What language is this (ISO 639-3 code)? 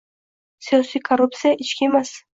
uzb